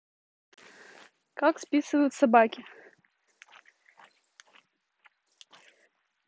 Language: Russian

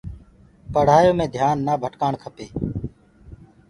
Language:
Gurgula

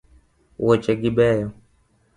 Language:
Luo (Kenya and Tanzania)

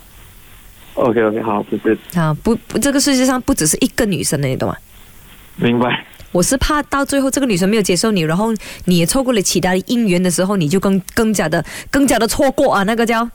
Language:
Chinese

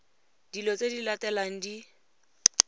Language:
Tswana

